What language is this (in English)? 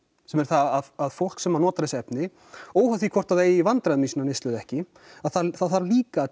Icelandic